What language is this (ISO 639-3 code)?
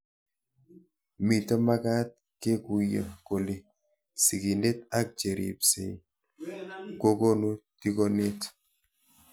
kln